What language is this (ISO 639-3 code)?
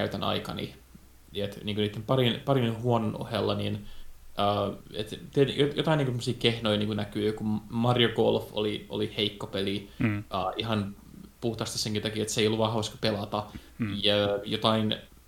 fin